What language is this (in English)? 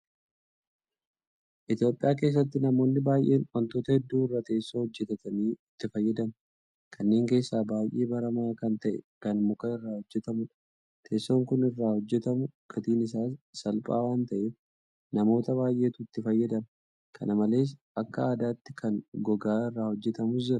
Oromo